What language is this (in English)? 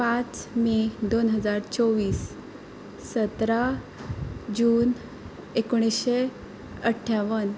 Konkani